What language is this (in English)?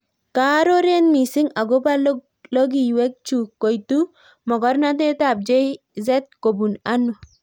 Kalenjin